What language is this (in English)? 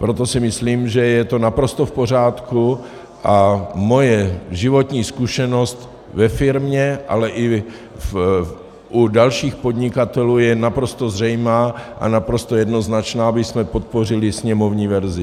Czech